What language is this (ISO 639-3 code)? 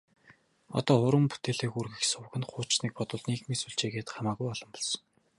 mon